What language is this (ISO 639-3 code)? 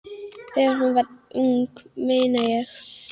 isl